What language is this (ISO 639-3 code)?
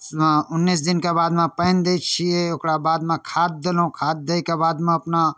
mai